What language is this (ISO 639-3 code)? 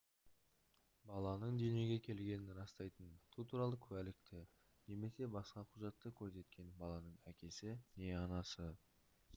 kaz